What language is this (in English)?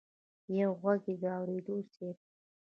Pashto